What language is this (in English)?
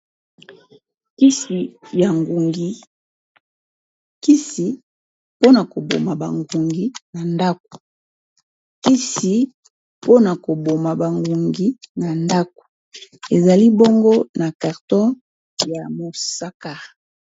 Lingala